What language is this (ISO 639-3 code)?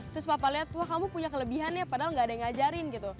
ind